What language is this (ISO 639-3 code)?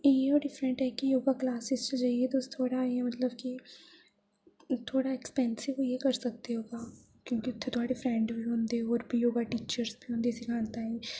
doi